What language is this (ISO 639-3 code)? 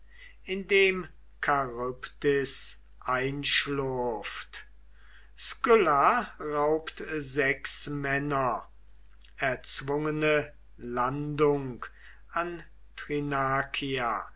deu